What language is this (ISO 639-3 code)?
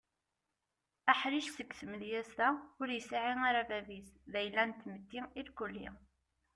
kab